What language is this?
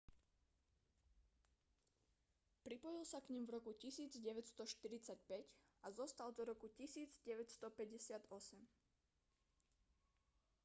Slovak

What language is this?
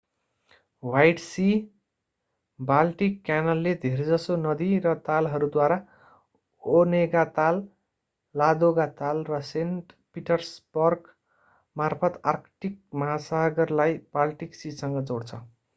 Nepali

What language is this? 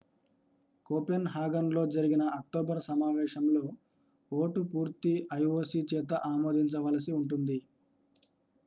Telugu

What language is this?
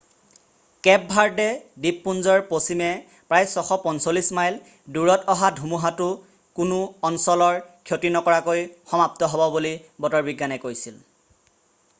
Assamese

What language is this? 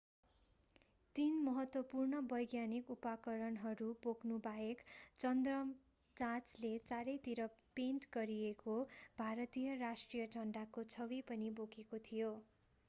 Nepali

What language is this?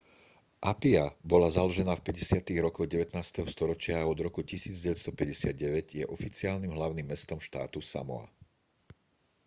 Slovak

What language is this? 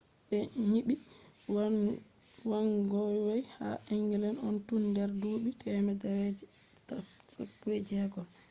Fula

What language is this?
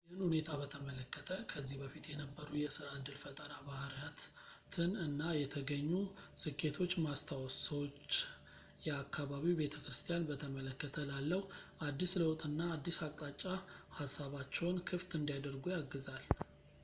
Amharic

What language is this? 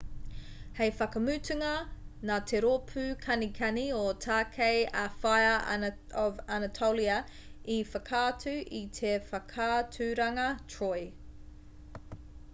Māori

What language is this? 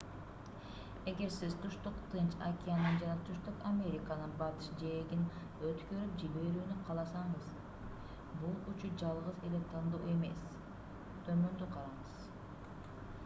Kyrgyz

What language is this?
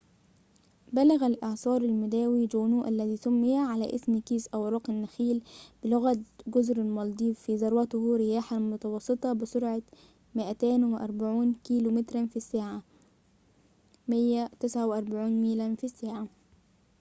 Arabic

